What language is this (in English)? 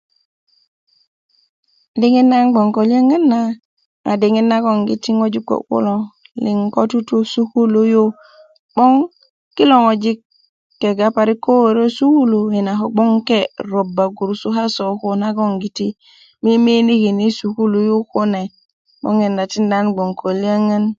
Kuku